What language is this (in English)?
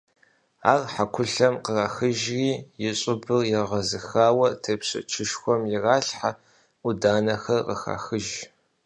Kabardian